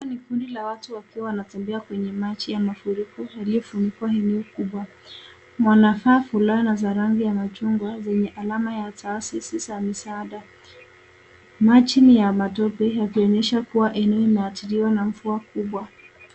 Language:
Swahili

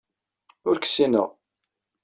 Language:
Kabyle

